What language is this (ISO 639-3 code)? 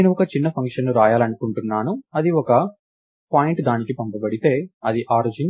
tel